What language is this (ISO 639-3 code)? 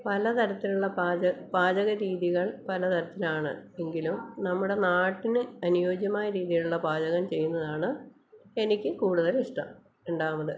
mal